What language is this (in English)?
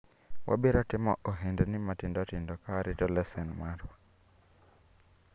Luo (Kenya and Tanzania)